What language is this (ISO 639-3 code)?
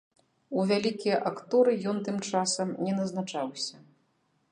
bel